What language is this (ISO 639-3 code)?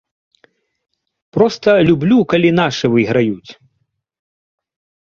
bel